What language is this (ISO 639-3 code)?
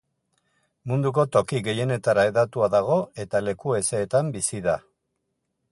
eus